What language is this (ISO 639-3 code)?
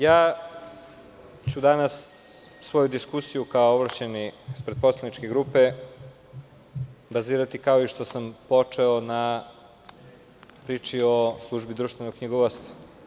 srp